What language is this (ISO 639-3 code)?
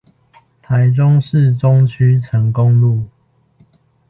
zho